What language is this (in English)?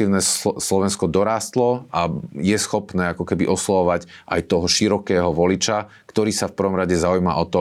Slovak